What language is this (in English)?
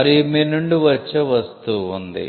Telugu